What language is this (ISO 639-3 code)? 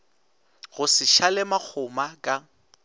nso